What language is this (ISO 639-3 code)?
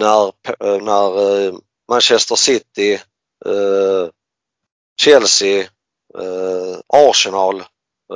swe